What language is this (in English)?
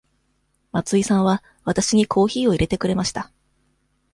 Japanese